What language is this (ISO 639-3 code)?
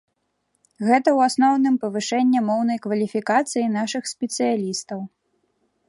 bel